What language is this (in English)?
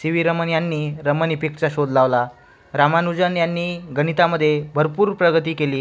Marathi